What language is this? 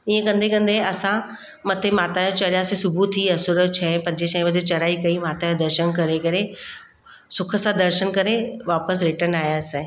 Sindhi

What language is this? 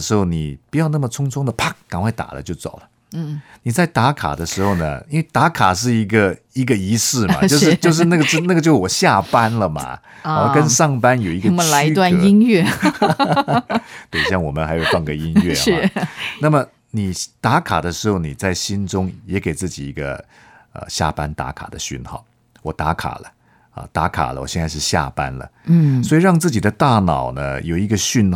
Chinese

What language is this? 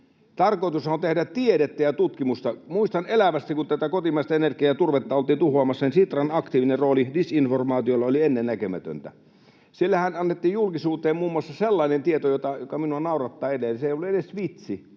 Finnish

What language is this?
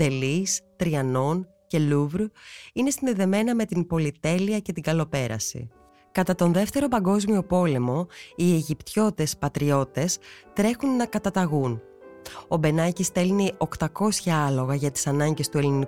Greek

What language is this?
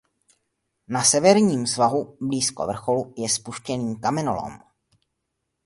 Czech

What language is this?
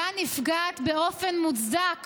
Hebrew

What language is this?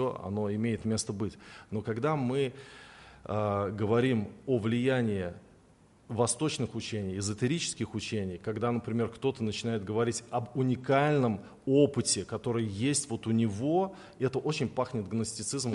Russian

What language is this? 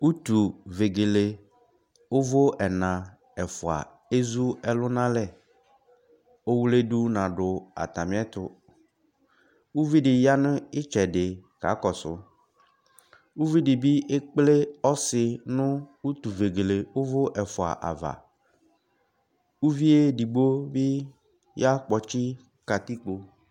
Ikposo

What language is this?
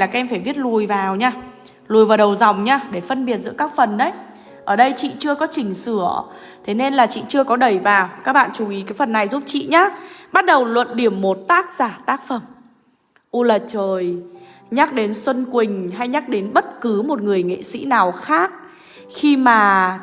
Vietnamese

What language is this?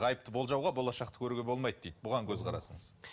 Kazakh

